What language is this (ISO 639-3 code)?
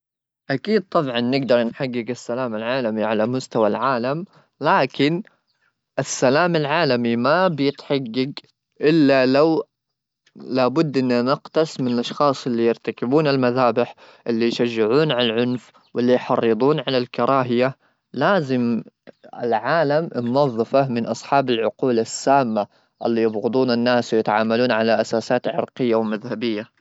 afb